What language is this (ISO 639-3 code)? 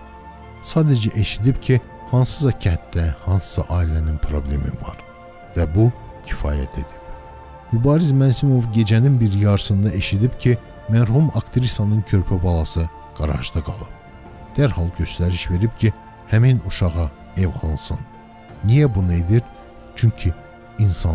tur